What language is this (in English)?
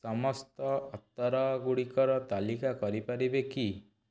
Odia